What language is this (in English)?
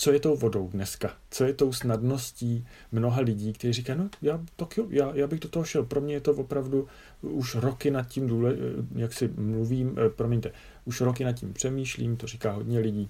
Czech